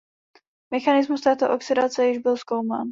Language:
Czech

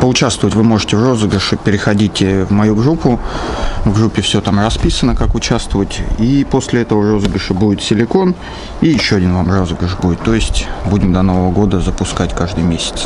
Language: Russian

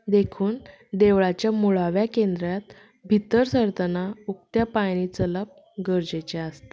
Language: Konkani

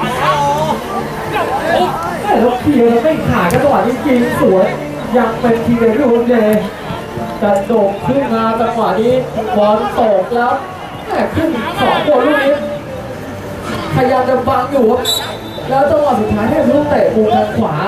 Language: Thai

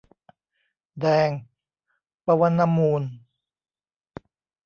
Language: Thai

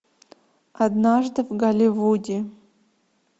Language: Russian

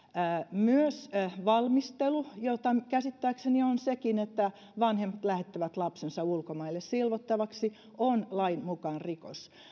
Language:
Finnish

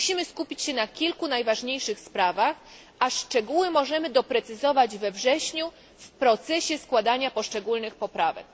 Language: Polish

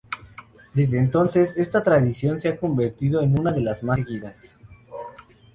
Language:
Spanish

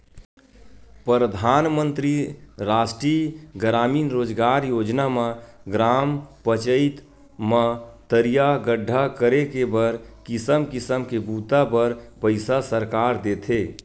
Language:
Chhattisgarhi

